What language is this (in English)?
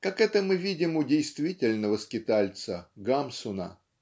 Russian